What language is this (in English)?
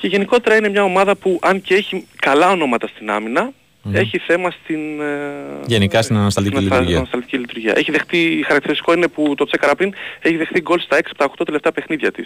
Greek